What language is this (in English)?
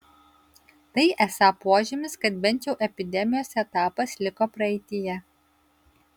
Lithuanian